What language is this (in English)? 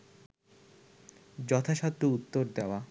Bangla